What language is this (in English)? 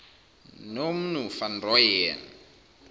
Zulu